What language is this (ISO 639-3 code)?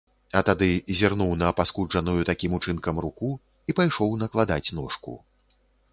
bel